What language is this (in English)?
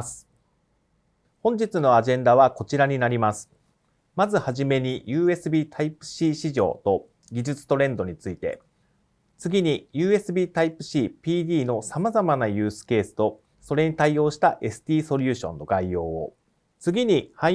Japanese